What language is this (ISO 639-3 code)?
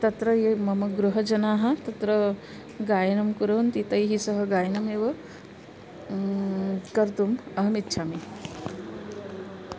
san